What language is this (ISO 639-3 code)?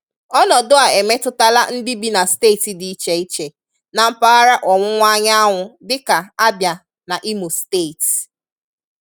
ibo